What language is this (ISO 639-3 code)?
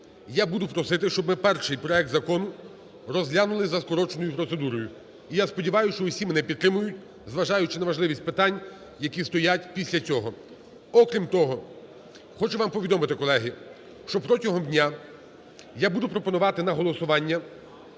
ukr